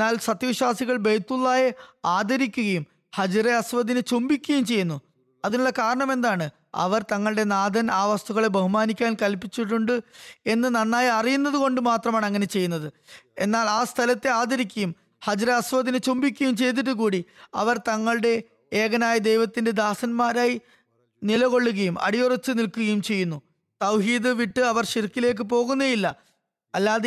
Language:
Malayalam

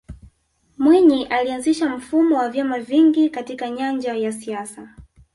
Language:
Swahili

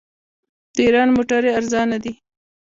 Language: Pashto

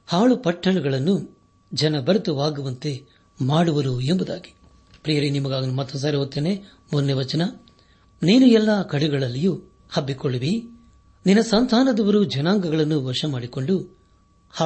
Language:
Kannada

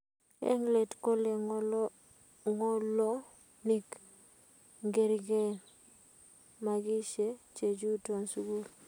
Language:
Kalenjin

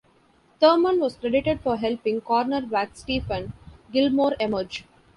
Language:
English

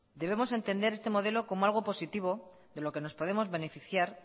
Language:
Spanish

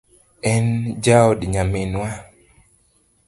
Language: Luo (Kenya and Tanzania)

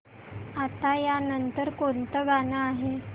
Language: Marathi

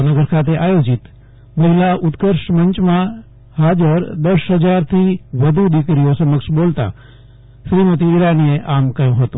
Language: Gujarati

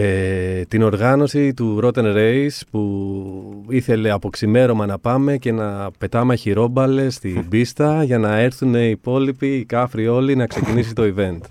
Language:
Greek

